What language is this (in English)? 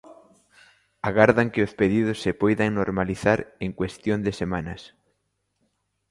Galician